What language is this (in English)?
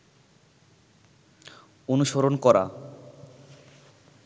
Bangla